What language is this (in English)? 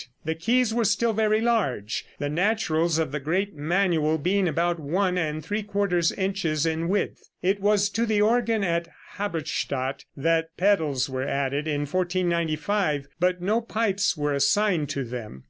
English